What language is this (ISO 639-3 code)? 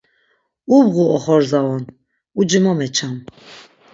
lzz